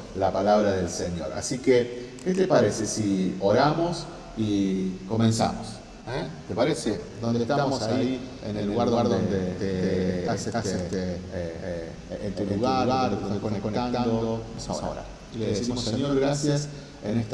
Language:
Spanish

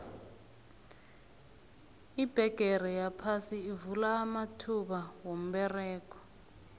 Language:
South Ndebele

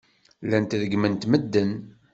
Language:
Kabyle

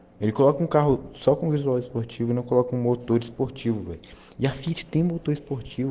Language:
Russian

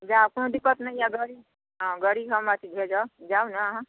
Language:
Maithili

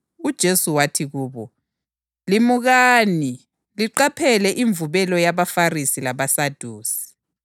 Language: North Ndebele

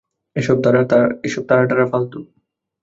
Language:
Bangla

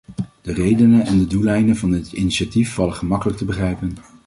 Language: Dutch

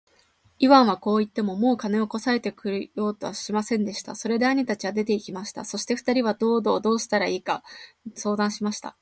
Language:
Japanese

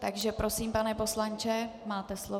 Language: Czech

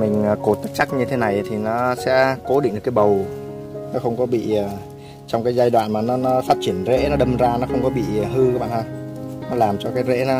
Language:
Vietnamese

